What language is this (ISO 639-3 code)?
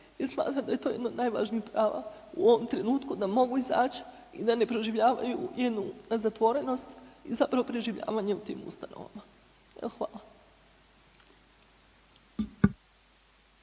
hrv